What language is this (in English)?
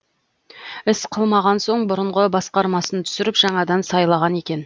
Kazakh